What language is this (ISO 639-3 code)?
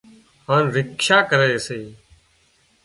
kxp